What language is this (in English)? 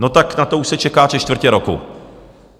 Czech